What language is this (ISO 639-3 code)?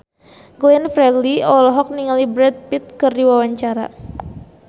sun